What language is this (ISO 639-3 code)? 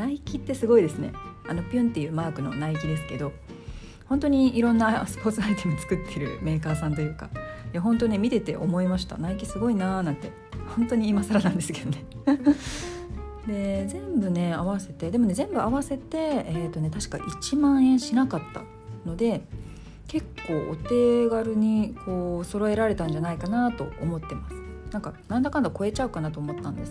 jpn